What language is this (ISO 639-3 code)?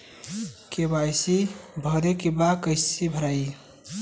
bho